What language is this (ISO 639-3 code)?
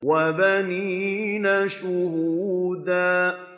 ara